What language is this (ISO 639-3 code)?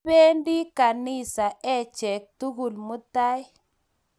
kln